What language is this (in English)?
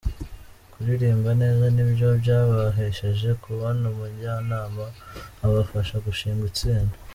Kinyarwanda